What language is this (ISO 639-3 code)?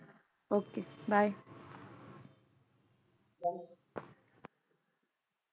pan